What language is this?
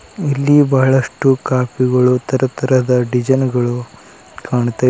Kannada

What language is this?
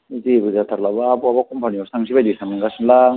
Bodo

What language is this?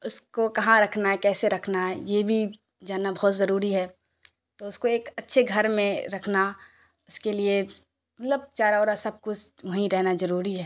Urdu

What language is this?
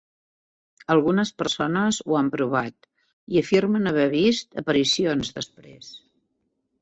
Catalan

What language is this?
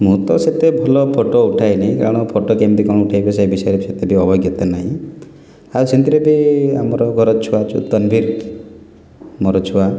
Odia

